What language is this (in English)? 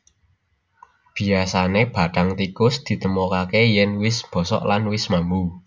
Javanese